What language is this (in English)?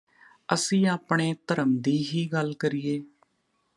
Punjabi